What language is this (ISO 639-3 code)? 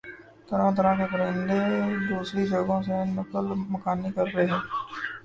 urd